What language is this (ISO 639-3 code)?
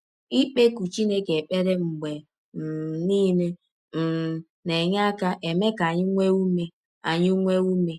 ibo